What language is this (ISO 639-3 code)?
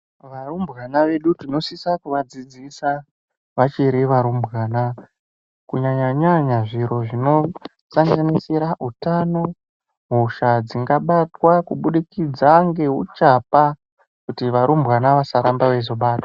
ndc